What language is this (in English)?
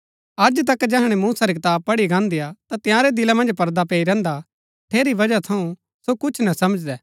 Gaddi